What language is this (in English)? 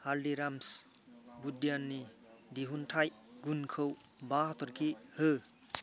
Bodo